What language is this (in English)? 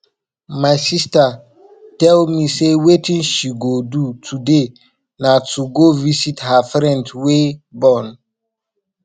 Nigerian Pidgin